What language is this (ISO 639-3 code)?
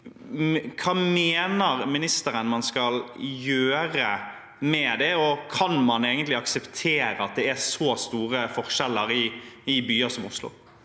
nor